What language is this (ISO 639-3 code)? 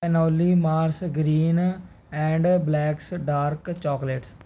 pan